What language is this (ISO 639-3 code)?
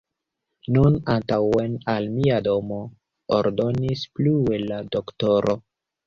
epo